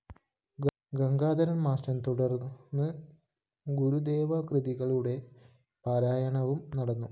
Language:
Malayalam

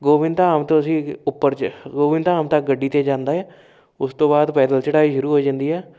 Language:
Punjabi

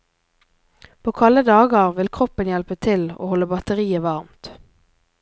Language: Norwegian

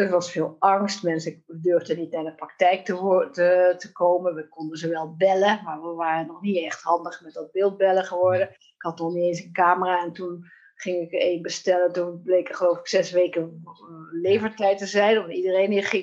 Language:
Dutch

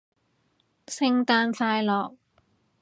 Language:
Cantonese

